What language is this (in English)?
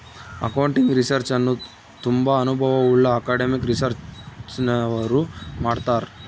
Kannada